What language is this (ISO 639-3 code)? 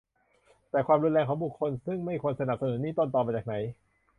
tha